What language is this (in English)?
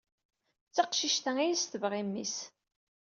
Kabyle